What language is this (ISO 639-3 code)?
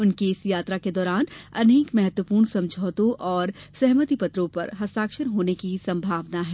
hin